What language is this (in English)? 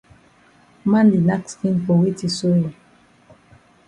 Cameroon Pidgin